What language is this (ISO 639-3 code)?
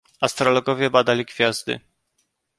pol